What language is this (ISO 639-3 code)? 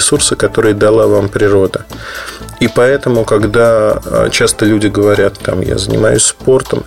rus